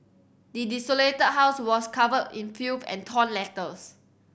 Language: English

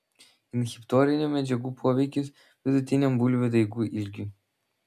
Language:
Lithuanian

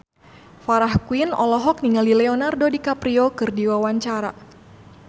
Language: Sundanese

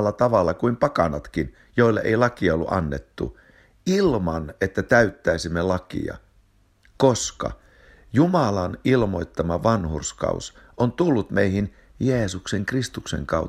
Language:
Finnish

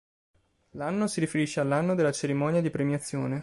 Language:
Italian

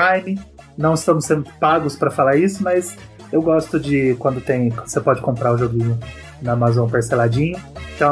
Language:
Portuguese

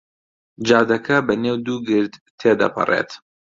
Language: Central Kurdish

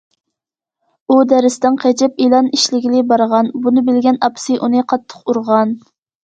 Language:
Uyghur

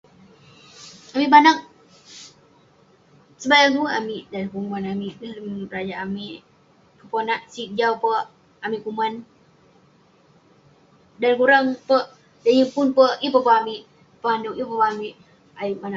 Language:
Western Penan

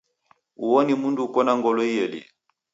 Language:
Taita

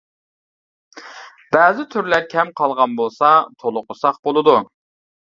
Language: Uyghur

